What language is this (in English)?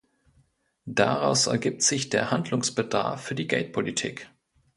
German